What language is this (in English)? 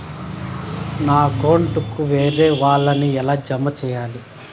Telugu